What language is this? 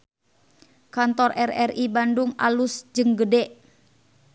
Sundanese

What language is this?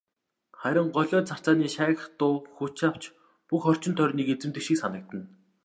Mongolian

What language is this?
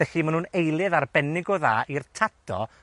Welsh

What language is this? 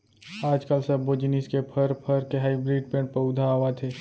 Chhattisgarhi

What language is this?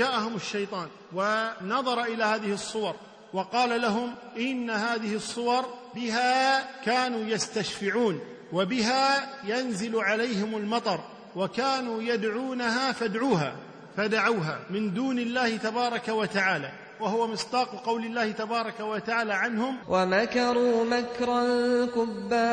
Arabic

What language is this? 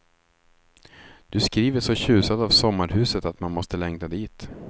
Swedish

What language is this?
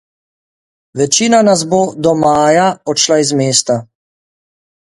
Slovenian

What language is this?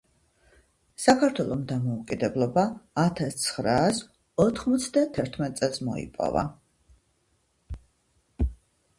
Georgian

